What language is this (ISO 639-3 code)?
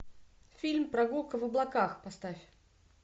rus